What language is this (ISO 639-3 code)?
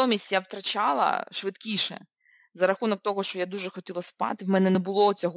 ukr